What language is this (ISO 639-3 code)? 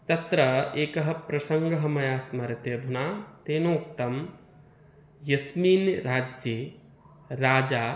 san